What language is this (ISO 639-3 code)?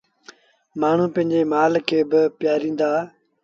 sbn